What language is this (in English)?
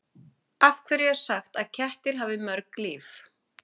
Icelandic